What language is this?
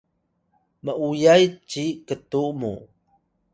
Atayal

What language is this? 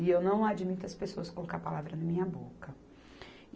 Portuguese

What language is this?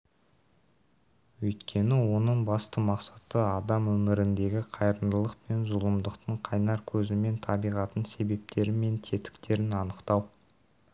Kazakh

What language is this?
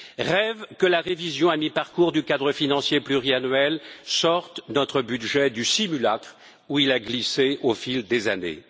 French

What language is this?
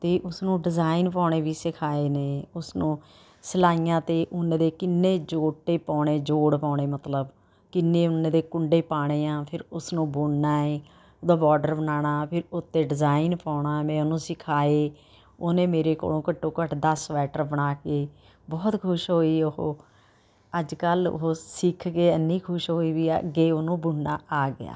Punjabi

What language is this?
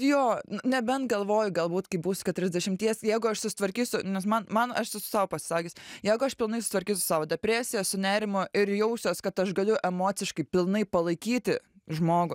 Lithuanian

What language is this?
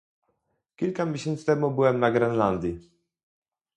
Polish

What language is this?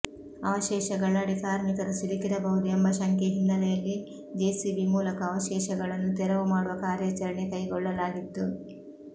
Kannada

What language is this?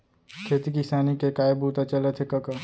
Chhattisgarhi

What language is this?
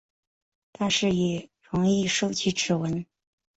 Chinese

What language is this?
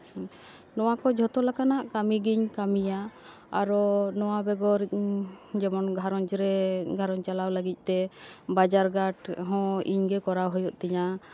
Santali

